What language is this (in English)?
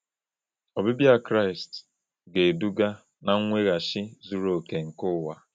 Igbo